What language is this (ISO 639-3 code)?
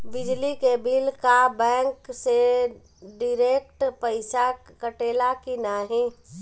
bho